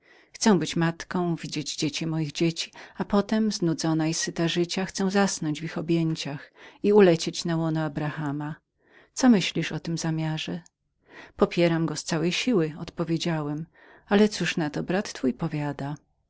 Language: Polish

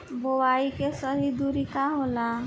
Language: Bhojpuri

